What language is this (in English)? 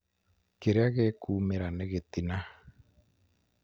Kikuyu